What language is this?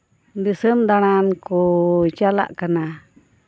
Santali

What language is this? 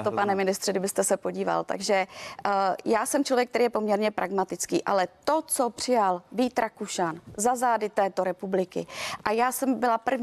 Czech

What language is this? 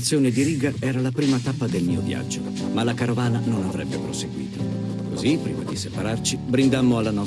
Italian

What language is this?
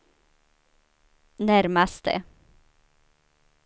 Swedish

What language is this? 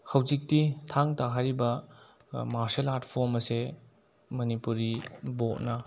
Manipuri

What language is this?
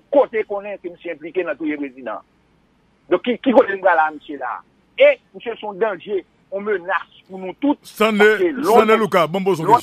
French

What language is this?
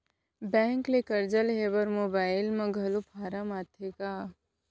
Chhattisgarhi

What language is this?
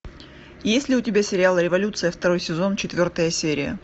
Russian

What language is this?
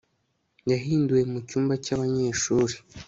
Kinyarwanda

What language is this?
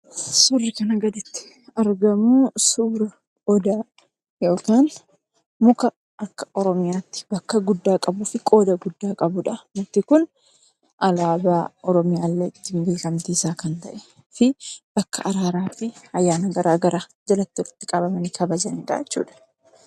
Oromo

